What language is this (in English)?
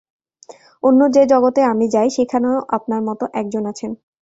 Bangla